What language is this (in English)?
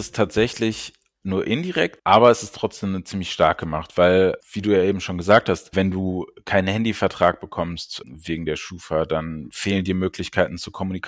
German